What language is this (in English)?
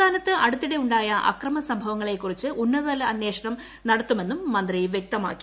Malayalam